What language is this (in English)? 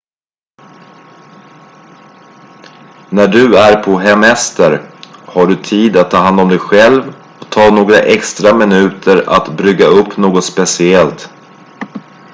Swedish